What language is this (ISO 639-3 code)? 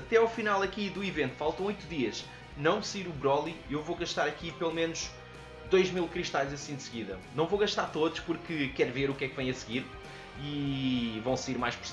por